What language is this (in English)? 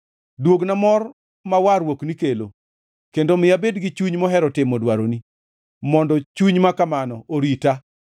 Luo (Kenya and Tanzania)